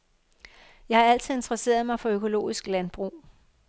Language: Danish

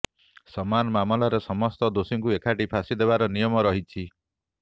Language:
Odia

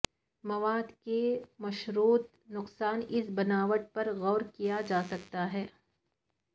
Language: Urdu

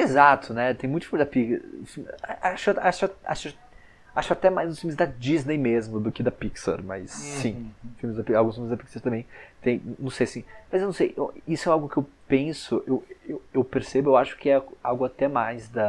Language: Portuguese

